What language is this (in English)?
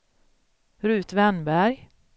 Swedish